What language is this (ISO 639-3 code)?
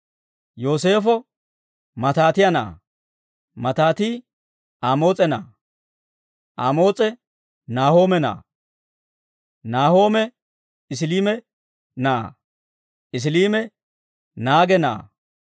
dwr